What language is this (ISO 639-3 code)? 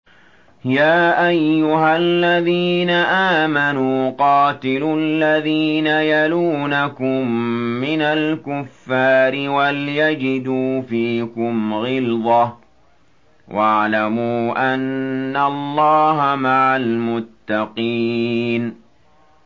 ara